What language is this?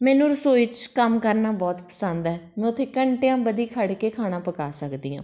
Punjabi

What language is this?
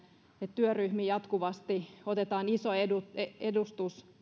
Finnish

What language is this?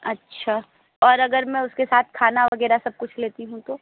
Hindi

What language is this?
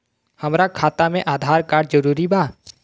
Bhojpuri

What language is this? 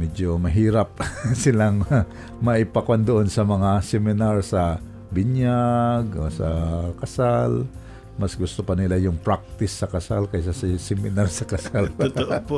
Filipino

